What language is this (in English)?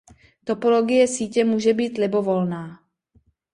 Czech